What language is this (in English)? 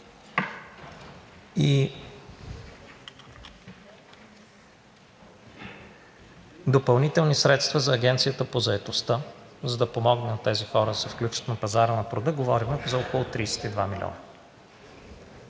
Bulgarian